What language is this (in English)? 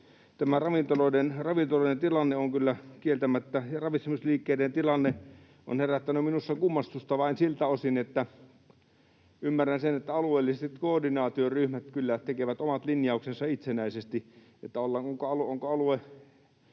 Finnish